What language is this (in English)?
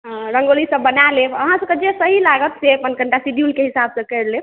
Maithili